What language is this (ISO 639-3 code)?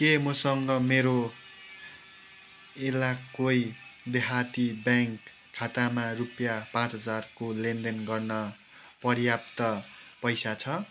nep